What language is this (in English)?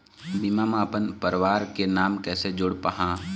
Chhattisgarhi